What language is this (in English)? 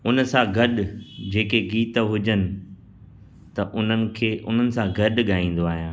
Sindhi